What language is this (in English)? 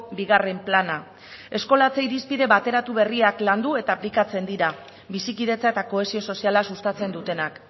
Basque